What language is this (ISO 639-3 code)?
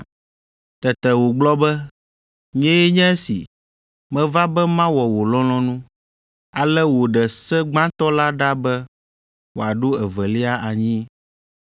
ewe